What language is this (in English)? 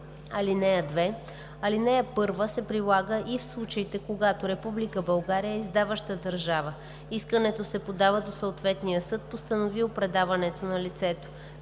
Bulgarian